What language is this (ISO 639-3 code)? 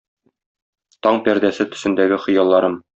tat